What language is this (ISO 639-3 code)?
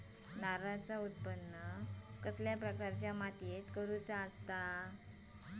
mar